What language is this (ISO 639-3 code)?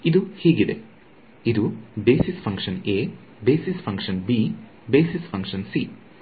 kan